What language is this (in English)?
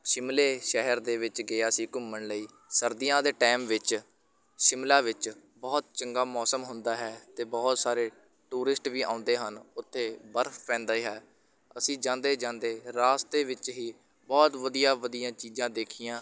Punjabi